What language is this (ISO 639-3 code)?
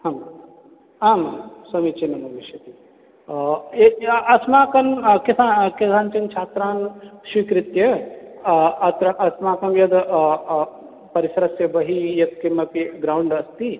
san